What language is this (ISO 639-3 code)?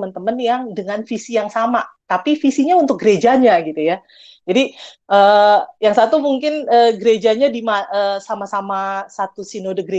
ind